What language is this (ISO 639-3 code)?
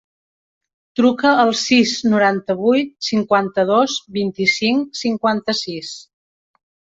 cat